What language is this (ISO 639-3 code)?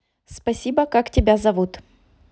rus